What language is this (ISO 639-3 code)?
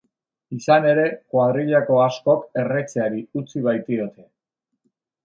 eus